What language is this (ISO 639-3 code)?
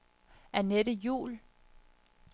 dan